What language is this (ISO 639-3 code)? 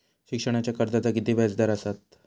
mar